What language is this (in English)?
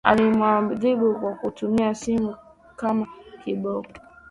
Swahili